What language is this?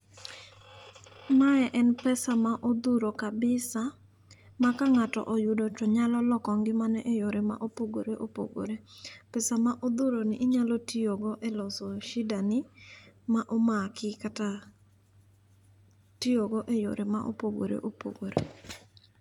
Luo (Kenya and Tanzania)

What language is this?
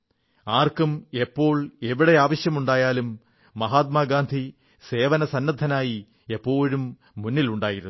Malayalam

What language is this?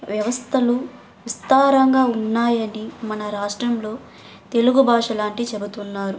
Telugu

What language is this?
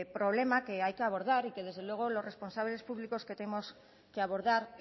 Spanish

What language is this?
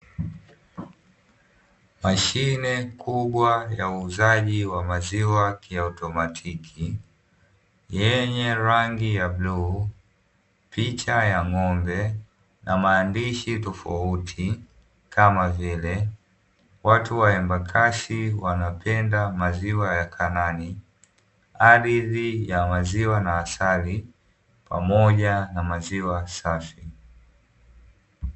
Swahili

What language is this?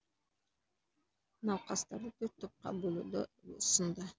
Kazakh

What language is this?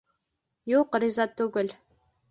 Bashkir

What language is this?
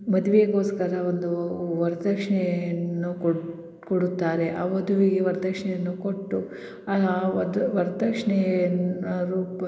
Kannada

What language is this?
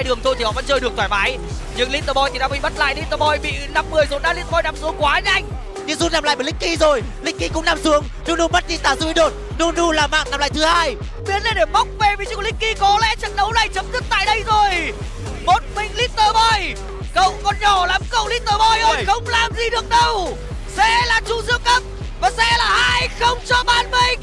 Vietnamese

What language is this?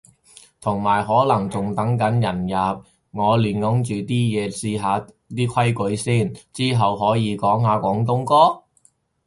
Cantonese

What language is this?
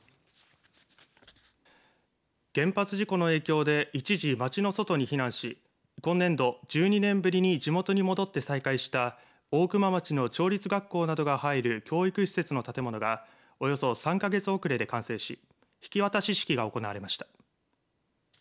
Japanese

